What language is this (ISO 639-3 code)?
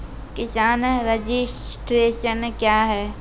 mai